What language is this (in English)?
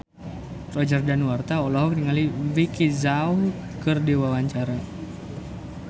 Sundanese